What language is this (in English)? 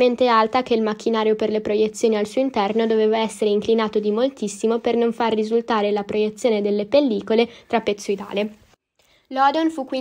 Italian